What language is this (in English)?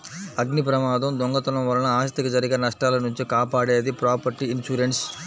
Telugu